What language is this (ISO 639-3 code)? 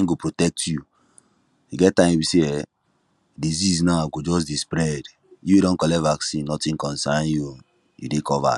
pcm